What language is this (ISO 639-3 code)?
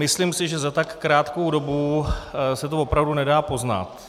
ces